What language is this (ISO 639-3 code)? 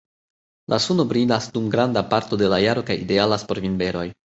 epo